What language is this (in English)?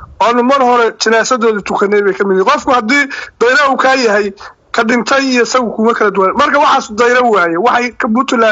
Arabic